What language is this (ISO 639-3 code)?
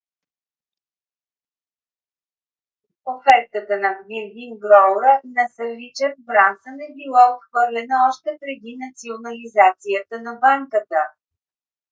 bul